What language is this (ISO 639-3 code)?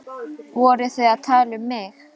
isl